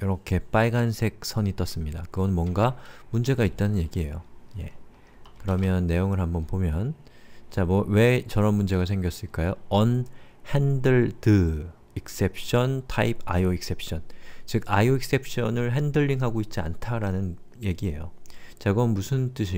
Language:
Korean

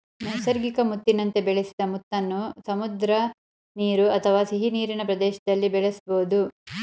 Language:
Kannada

